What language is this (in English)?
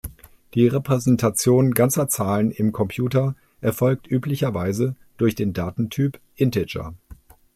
German